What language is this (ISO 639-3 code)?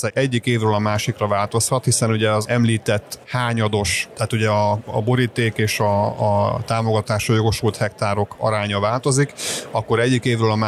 hun